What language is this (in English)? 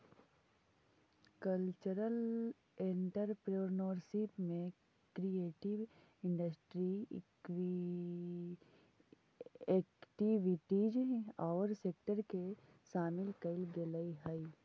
Magahi